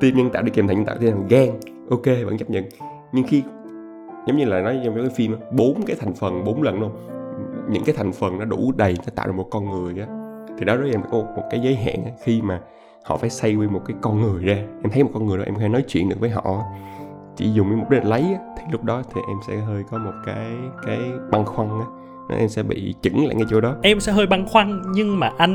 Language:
Vietnamese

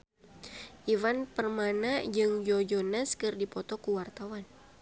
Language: Sundanese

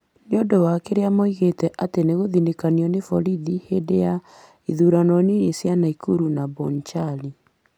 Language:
Kikuyu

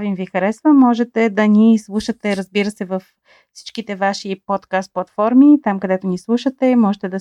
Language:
Bulgarian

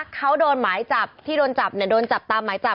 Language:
Thai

